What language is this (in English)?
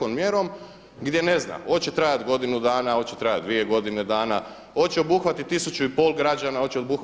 Croatian